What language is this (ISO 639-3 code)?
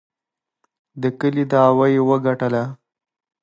pus